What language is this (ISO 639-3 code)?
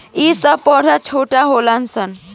bho